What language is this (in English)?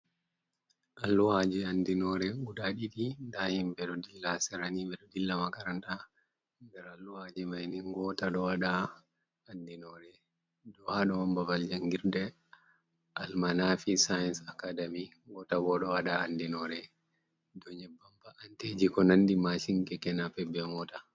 Fula